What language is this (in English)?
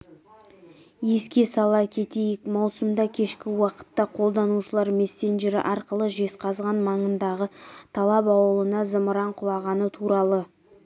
Kazakh